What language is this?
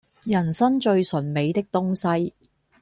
Cantonese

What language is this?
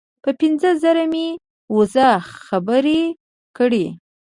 Pashto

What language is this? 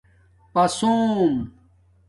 Domaaki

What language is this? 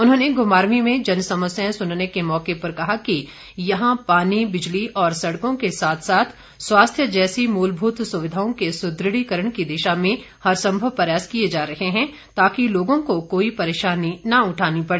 Hindi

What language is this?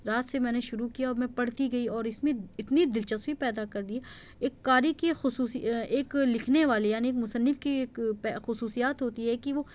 Urdu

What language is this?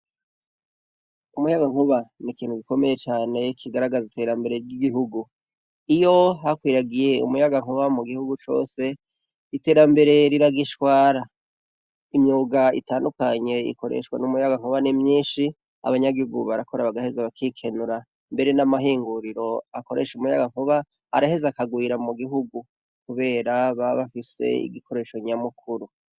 Rundi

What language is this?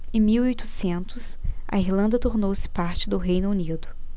Portuguese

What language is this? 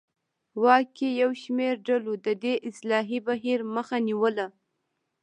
Pashto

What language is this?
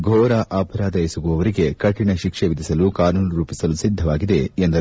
Kannada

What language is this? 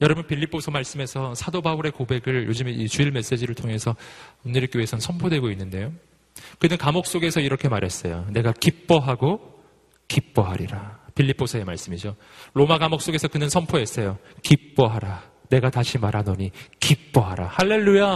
Korean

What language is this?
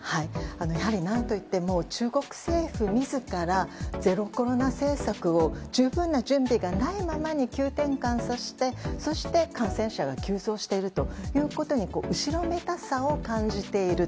Japanese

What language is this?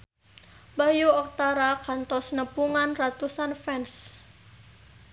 Sundanese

